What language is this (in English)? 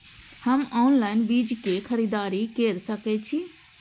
Maithili